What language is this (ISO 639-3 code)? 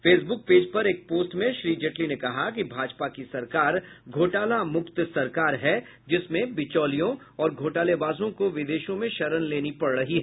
hin